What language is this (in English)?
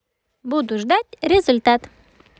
Russian